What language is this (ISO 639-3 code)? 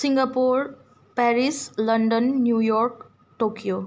nep